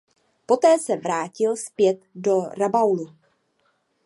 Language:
Czech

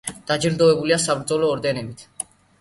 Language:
Georgian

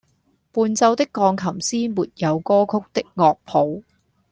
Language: Cantonese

